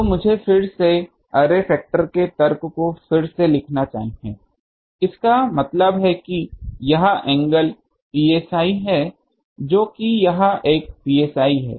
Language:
Hindi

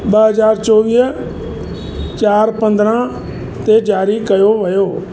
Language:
Sindhi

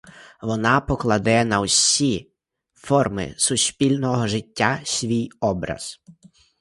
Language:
Ukrainian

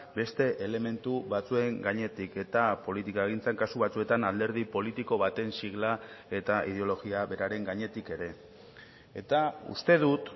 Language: Basque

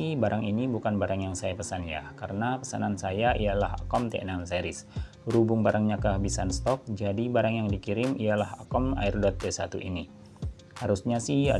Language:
Indonesian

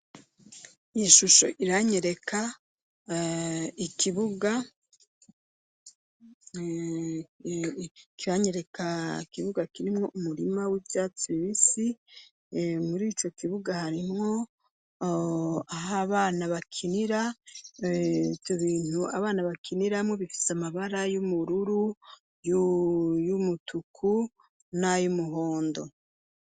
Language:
Rundi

